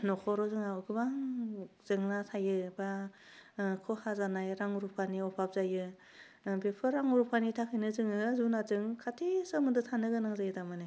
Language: Bodo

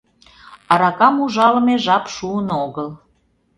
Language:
Mari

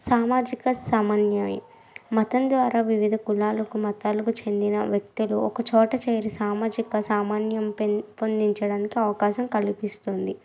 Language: Telugu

